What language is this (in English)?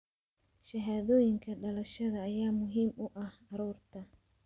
Somali